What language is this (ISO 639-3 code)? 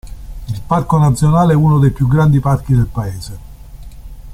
ita